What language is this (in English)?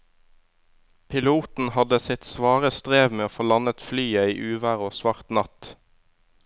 Norwegian